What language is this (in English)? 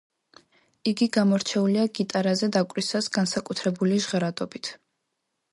Georgian